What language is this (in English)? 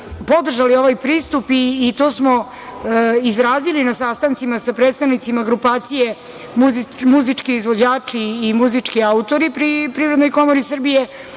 Serbian